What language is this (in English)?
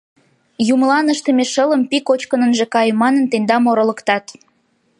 Mari